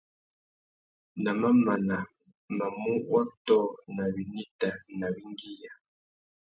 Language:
Tuki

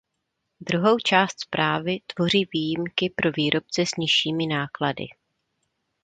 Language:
Czech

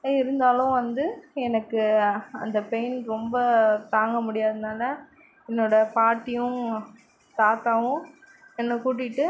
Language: Tamil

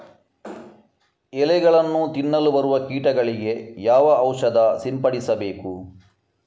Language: Kannada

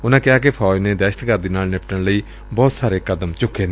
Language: Punjabi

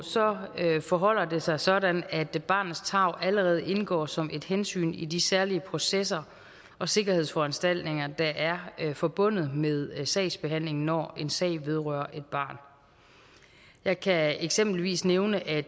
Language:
Danish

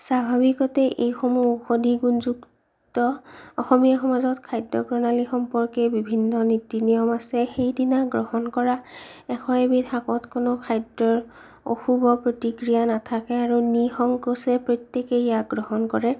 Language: Assamese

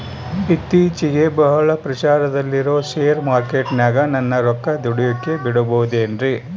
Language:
Kannada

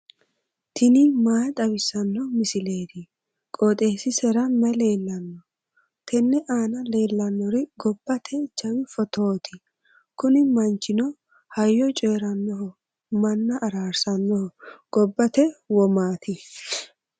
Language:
Sidamo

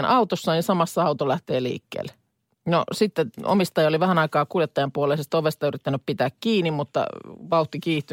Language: Finnish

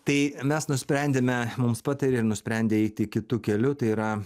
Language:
Lithuanian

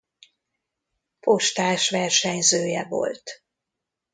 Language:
Hungarian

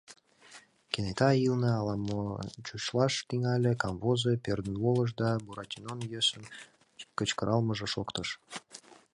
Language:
Mari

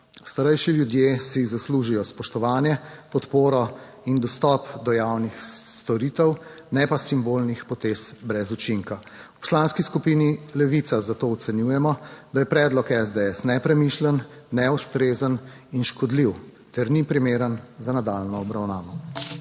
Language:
Slovenian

